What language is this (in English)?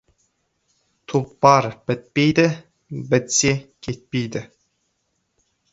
Kazakh